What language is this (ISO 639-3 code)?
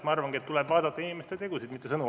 est